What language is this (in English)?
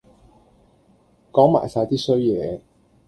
Cantonese